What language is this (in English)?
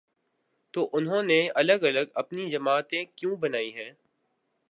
Urdu